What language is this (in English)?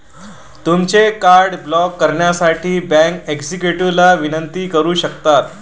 Marathi